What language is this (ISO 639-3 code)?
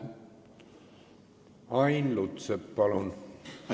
est